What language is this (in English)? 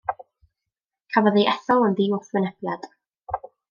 Welsh